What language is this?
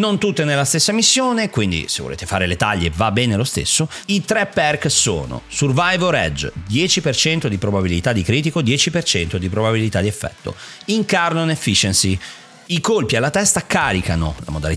Italian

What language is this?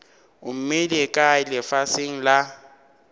Northern Sotho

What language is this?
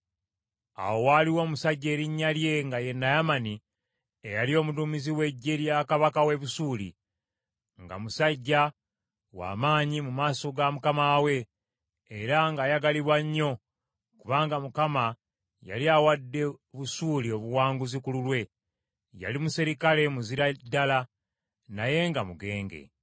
Ganda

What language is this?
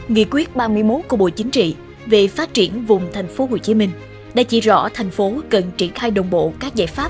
Vietnamese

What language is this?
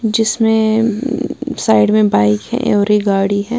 Hindi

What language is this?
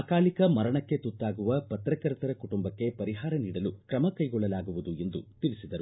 Kannada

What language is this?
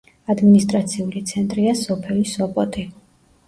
Georgian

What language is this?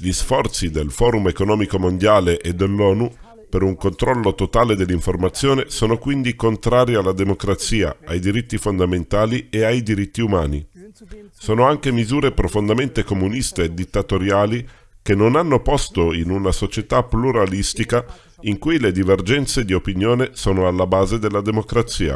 Italian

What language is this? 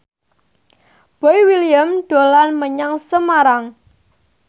Javanese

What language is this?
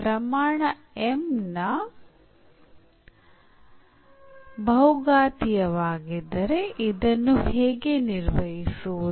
Kannada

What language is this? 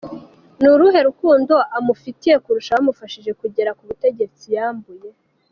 Kinyarwanda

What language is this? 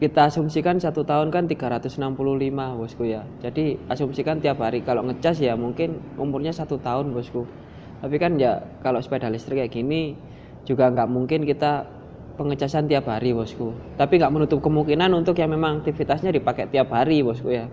Indonesian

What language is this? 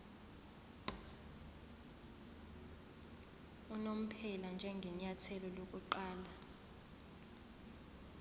Zulu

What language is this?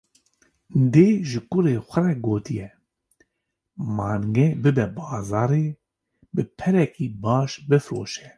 Kurdish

